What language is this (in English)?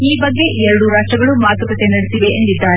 Kannada